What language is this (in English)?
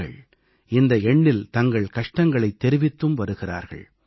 Tamil